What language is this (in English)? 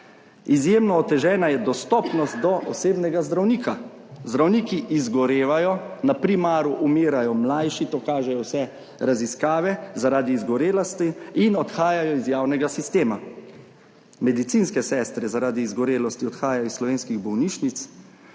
Slovenian